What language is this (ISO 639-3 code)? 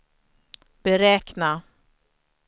swe